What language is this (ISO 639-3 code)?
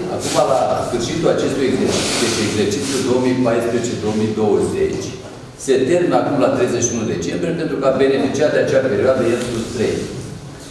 ron